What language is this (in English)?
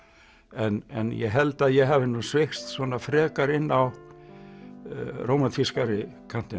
Icelandic